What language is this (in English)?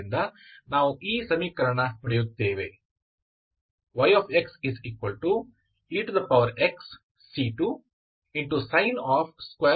Kannada